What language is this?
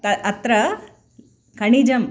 Sanskrit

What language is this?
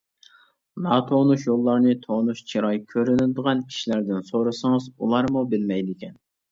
Uyghur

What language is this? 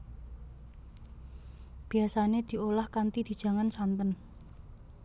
Javanese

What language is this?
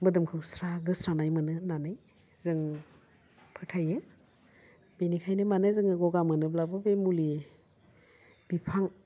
Bodo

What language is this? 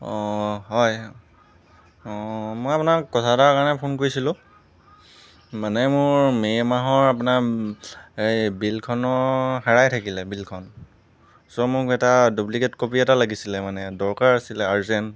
Assamese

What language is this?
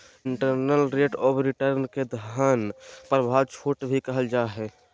Magahi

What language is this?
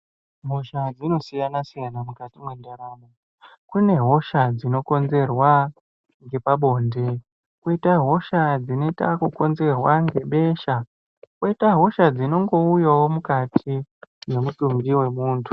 Ndau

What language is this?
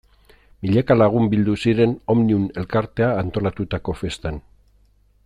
Basque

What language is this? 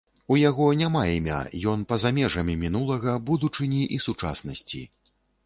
Belarusian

